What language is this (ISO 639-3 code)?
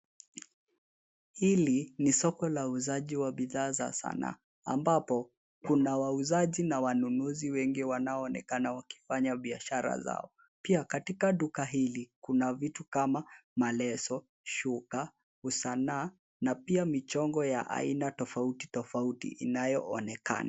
swa